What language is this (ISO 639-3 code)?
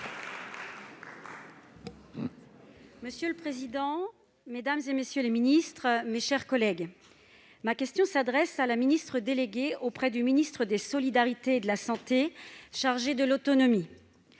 fra